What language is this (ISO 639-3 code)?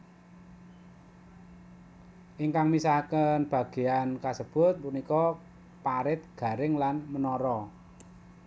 jav